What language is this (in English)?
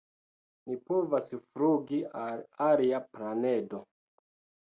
Esperanto